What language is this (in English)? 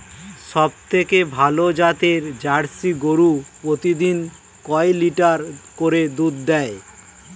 Bangla